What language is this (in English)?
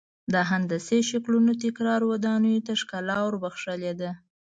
Pashto